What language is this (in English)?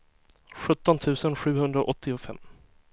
Swedish